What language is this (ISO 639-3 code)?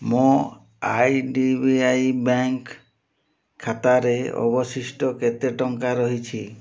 ori